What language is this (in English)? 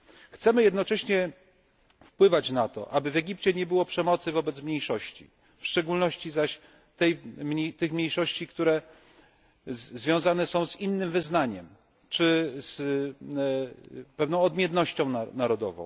Polish